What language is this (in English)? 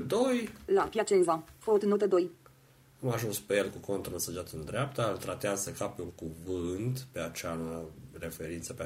Romanian